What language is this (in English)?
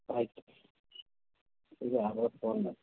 Kannada